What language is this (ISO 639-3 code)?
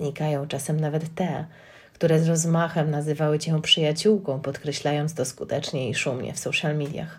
pol